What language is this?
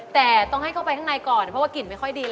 Thai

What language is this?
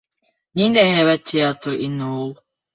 Bashkir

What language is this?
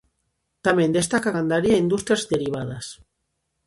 Galician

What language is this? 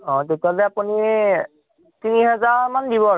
Assamese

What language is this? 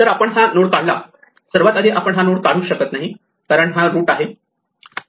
Marathi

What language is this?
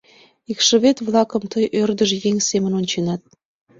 Mari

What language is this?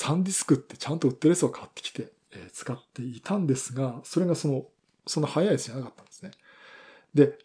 Japanese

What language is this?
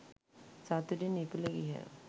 Sinhala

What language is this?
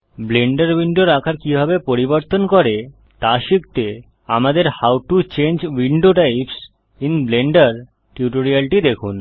Bangla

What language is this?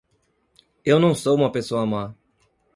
Portuguese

